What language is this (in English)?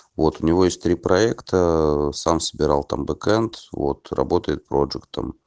Russian